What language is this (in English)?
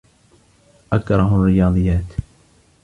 Arabic